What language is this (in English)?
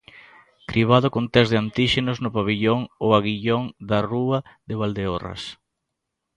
Galician